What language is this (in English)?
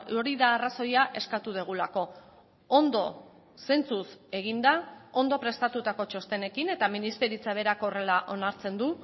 Basque